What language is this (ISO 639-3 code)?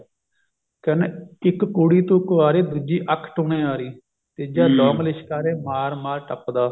pan